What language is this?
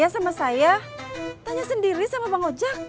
Indonesian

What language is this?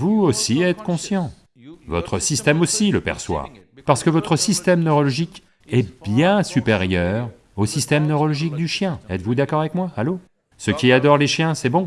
French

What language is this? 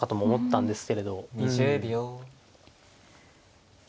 Japanese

